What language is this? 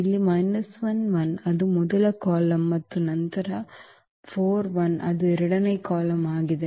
Kannada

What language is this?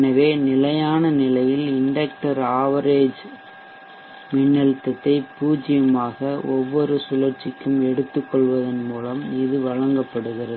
Tamil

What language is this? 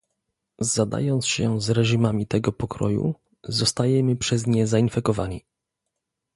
Polish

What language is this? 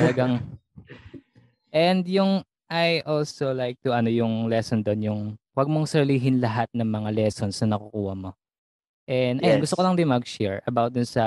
Filipino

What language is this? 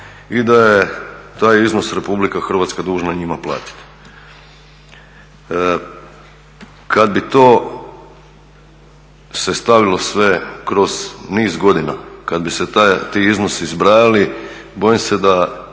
Croatian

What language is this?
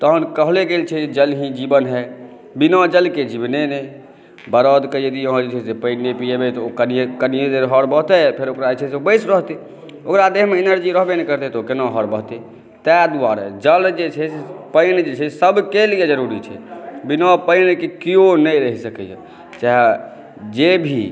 Maithili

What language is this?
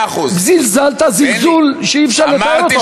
Hebrew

